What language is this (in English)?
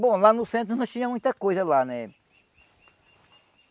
Portuguese